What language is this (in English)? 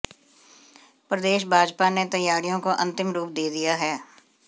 Hindi